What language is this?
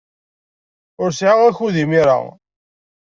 Kabyle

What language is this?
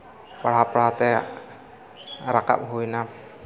Santali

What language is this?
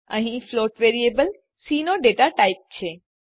Gujarati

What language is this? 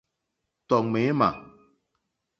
Mokpwe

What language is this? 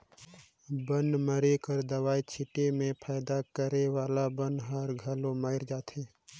Chhattisgarhi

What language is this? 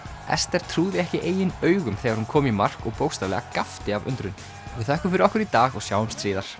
Icelandic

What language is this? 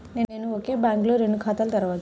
Telugu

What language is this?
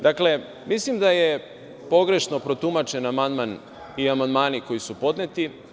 Serbian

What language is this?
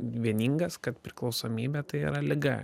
Lithuanian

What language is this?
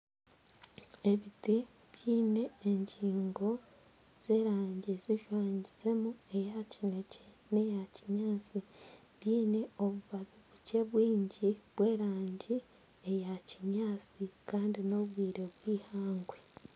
Nyankole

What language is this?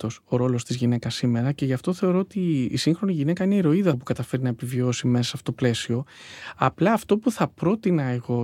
Greek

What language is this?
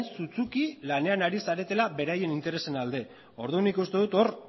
Basque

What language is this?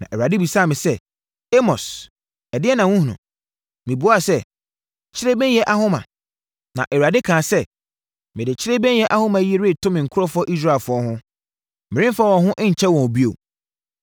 Akan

